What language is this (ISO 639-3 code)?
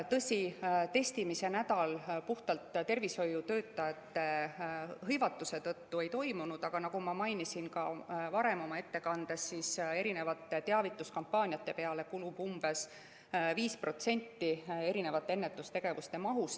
est